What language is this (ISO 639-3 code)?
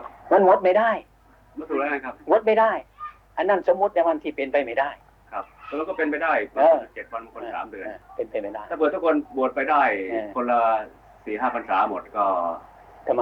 tha